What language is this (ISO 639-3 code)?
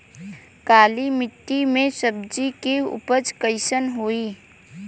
bho